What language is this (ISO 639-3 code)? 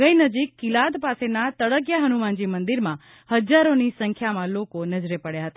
guj